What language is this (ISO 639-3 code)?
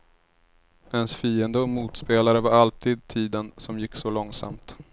swe